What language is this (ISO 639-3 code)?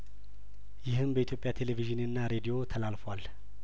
amh